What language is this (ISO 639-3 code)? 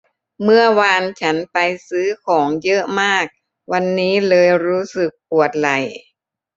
tha